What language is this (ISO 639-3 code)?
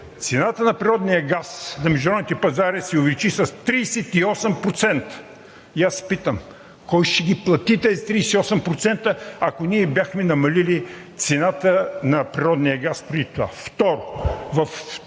bul